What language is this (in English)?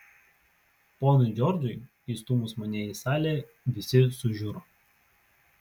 Lithuanian